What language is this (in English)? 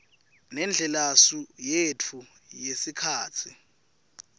Swati